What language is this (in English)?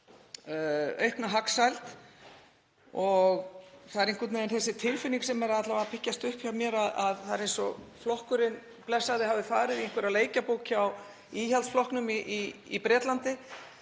Icelandic